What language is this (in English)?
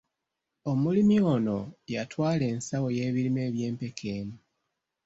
Ganda